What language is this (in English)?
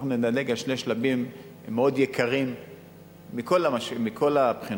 Hebrew